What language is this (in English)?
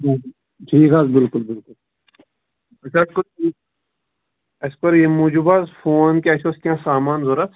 Kashmiri